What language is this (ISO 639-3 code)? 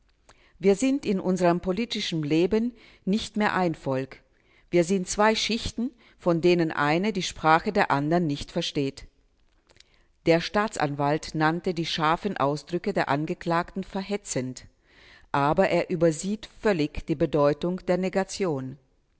deu